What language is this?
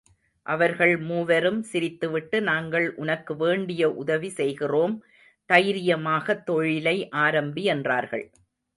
Tamil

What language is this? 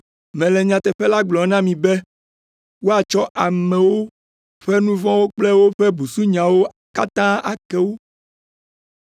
Ewe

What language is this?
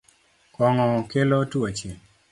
Luo (Kenya and Tanzania)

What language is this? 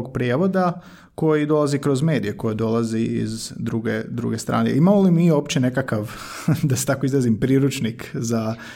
Croatian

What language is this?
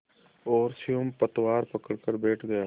Hindi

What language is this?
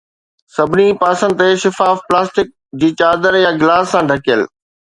Sindhi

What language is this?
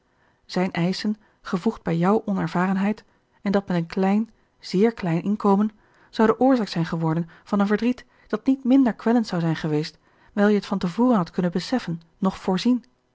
Dutch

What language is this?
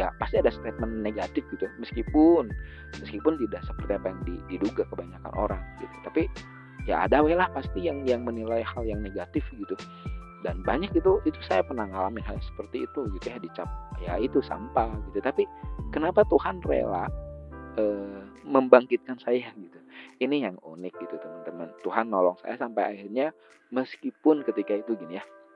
Indonesian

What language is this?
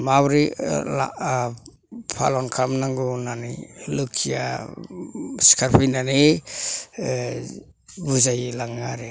Bodo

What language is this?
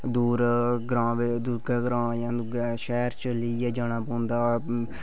Dogri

